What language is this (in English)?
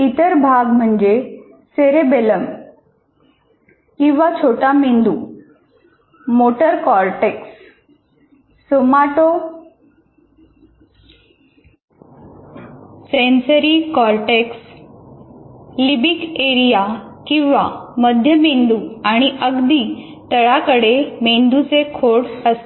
Marathi